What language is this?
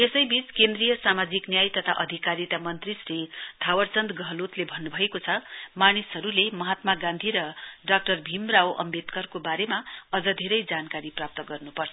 Nepali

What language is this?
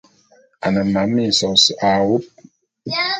Bulu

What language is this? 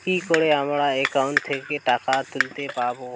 Bangla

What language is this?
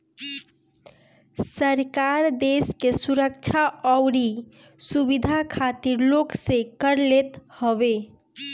Bhojpuri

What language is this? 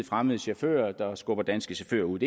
Danish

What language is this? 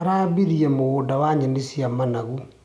Kikuyu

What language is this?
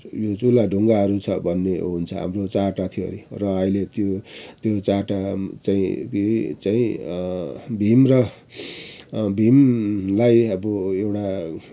Nepali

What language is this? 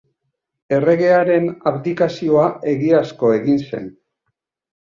Basque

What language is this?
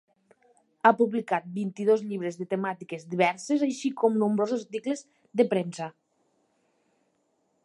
Catalan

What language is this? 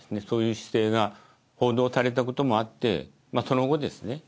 Japanese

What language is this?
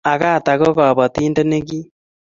Kalenjin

